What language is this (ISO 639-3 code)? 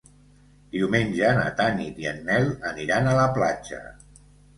cat